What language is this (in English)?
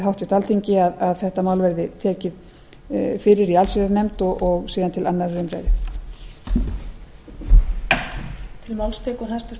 Icelandic